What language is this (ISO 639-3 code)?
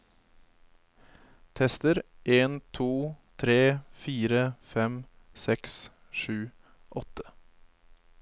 nor